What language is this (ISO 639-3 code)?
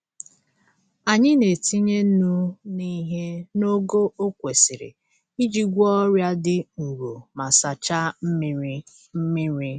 ibo